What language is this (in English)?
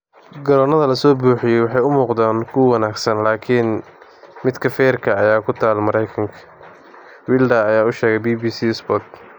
Somali